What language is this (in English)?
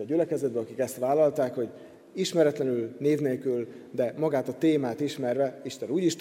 Hungarian